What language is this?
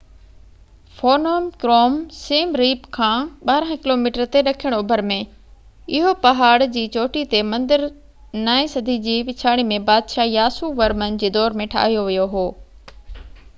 Sindhi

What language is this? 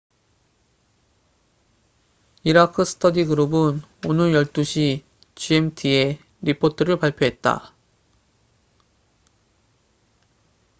Korean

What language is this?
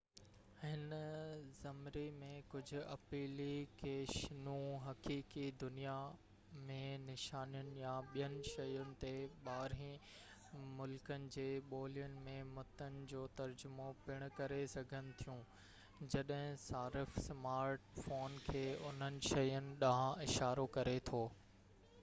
Sindhi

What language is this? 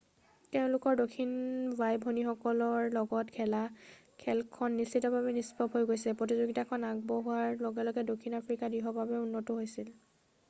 Assamese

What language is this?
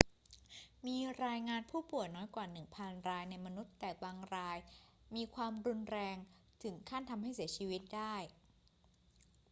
Thai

